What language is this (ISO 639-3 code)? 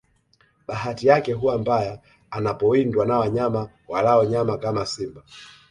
swa